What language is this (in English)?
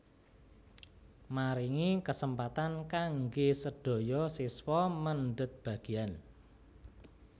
Javanese